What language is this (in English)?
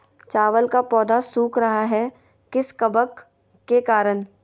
Magahi